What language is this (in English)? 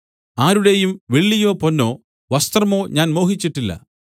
Malayalam